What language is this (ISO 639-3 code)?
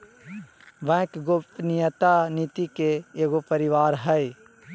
mag